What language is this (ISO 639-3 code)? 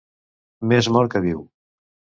cat